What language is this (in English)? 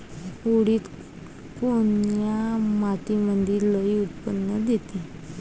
Marathi